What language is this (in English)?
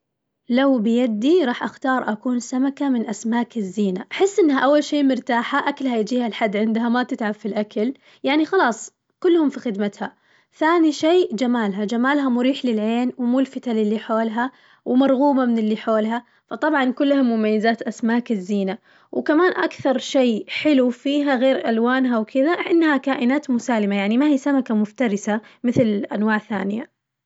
Najdi Arabic